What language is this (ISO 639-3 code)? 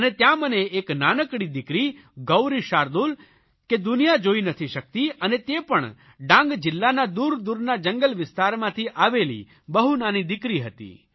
guj